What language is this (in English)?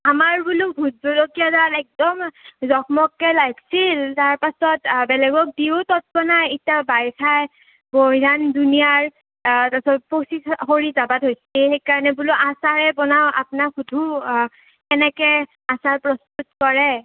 Assamese